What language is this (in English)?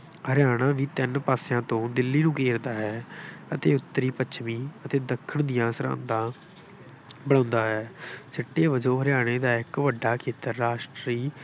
Punjabi